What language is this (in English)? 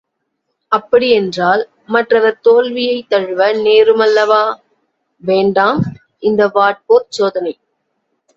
Tamil